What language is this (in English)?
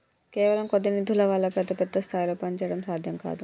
Telugu